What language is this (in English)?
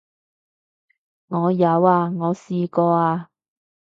Cantonese